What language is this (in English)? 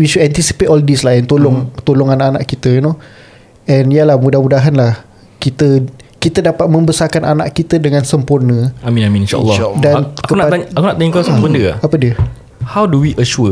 Malay